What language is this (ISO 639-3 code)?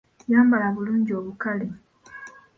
lug